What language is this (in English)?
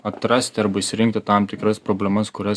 Lithuanian